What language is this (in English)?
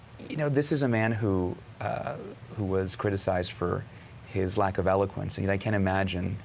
English